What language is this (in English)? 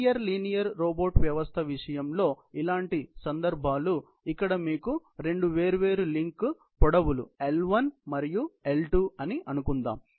Telugu